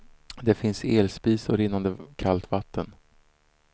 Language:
Swedish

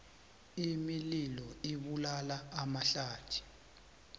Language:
South Ndebele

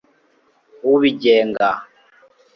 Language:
Kinyarwanda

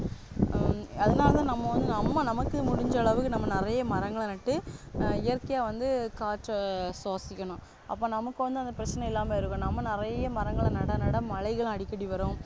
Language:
Tamil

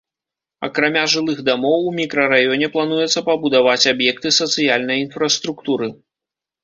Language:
Belarusian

